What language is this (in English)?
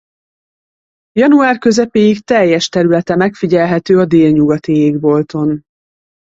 Hungarian